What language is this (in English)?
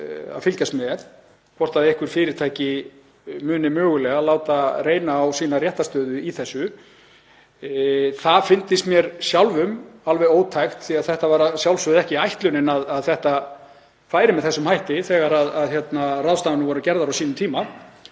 Icelandic